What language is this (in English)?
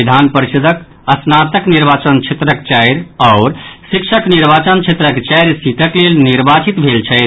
Maithili